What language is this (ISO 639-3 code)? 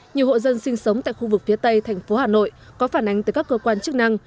vie